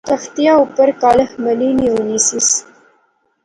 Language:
Pahari-Potwari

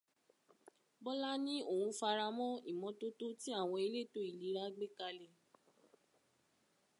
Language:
Yoruba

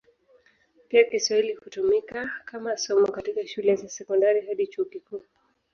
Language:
Swahili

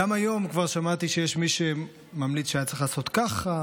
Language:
Hebrew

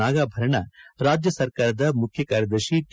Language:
Kannada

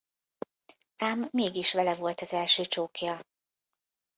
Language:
Hungarian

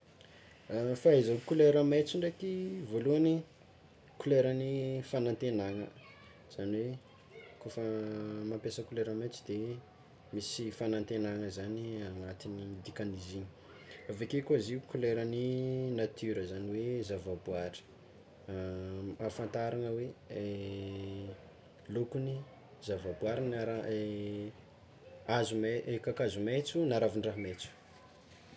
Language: Tsimihety Malagasy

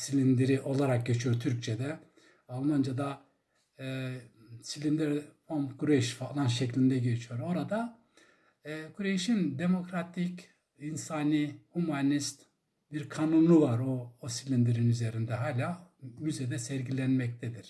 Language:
Turkish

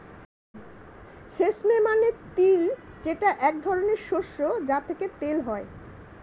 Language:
Bangla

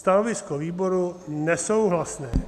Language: Czech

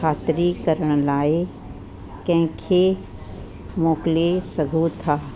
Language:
Sindhi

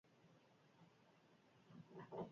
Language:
Basque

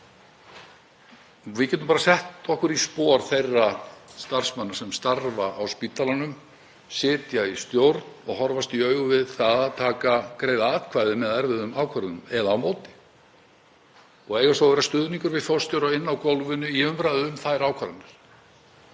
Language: Icelandic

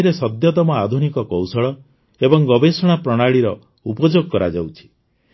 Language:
Odia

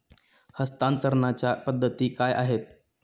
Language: Marathi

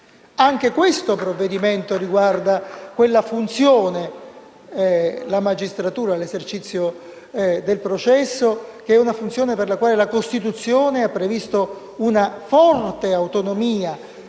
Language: Italian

